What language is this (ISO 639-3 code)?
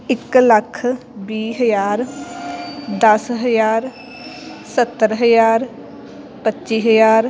pan